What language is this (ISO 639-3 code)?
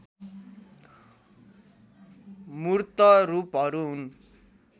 nep